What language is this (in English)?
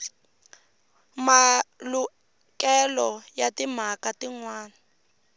Tsonga